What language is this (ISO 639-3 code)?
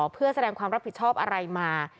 tha